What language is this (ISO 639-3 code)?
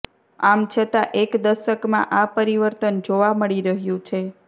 guj